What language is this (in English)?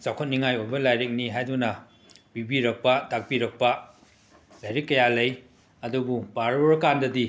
Manipuri